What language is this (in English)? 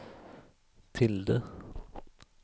Swedish